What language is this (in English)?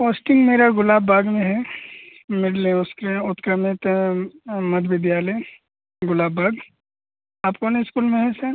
Hindi